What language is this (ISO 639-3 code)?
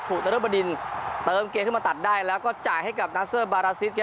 tha